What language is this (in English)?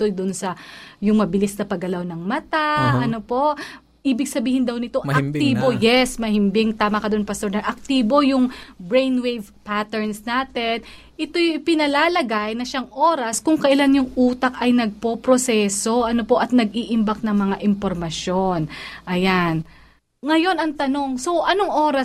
Filipino